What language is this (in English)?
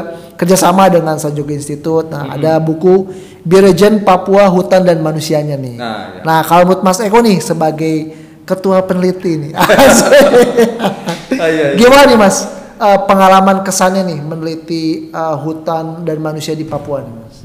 Indonesian